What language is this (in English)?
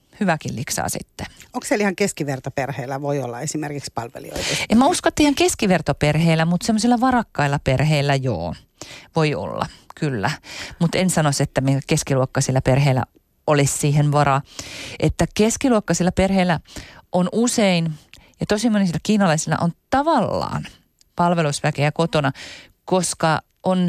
Finnish